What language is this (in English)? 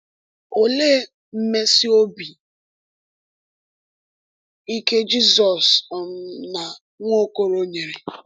Igbo